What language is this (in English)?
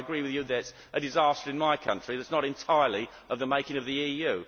English